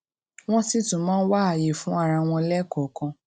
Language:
Yoruba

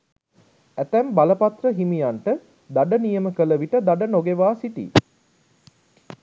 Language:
Sinhala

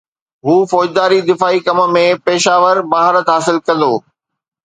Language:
Sindhi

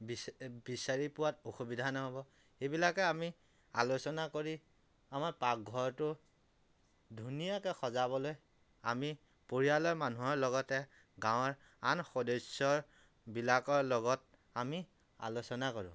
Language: Assamese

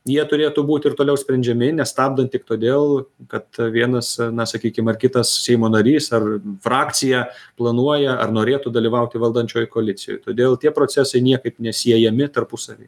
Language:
Lithuanian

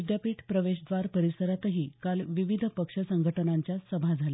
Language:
Marathi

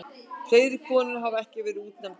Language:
Icelandic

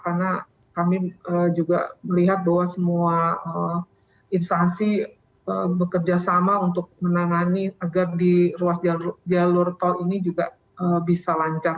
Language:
Indonesian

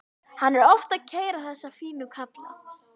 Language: Icelandic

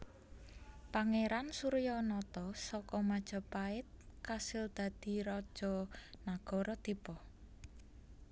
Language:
Javanese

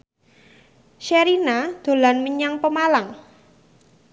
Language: Javanese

